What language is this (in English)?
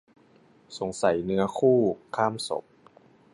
Thai